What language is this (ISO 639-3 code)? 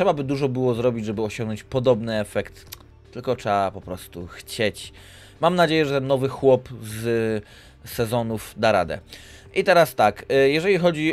pol